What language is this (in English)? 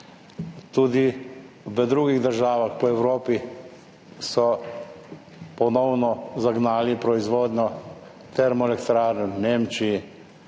Slovenian